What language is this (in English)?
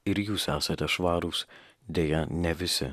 Lithuanian